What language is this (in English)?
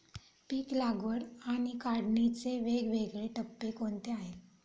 Marathi